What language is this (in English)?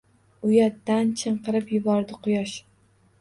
Uzbek